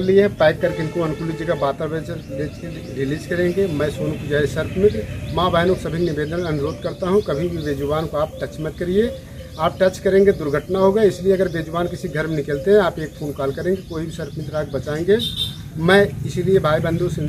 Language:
Hindi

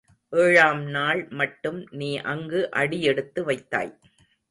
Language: Tamil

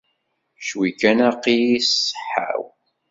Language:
Kabyle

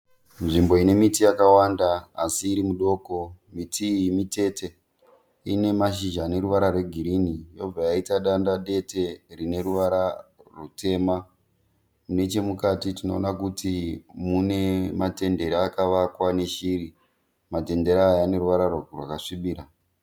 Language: Shona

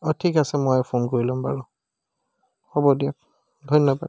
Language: Assamese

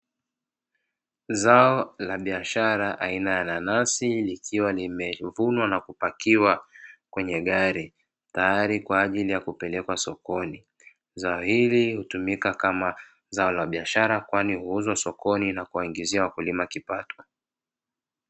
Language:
Swahili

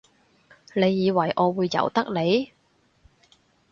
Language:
Cantonese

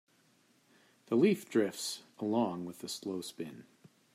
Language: English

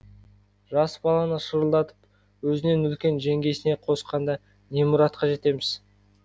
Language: Kazakh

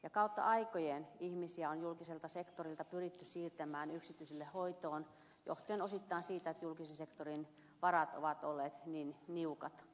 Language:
Finnish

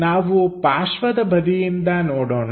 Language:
Kannada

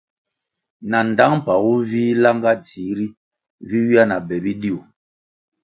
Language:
Kwasio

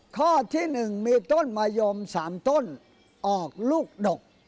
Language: Thai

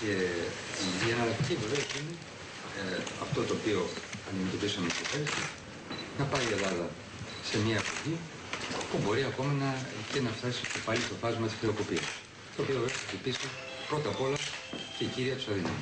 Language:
Greek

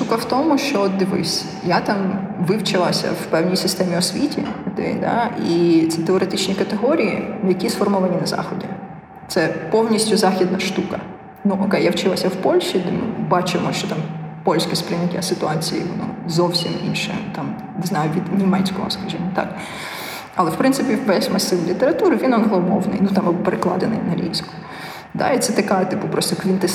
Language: Ukrainian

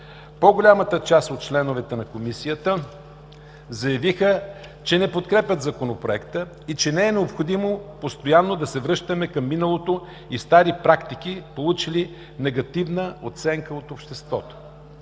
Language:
Bulgarian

